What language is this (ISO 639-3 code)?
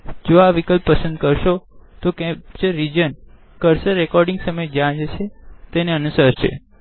guj